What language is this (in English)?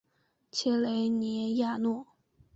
Chinese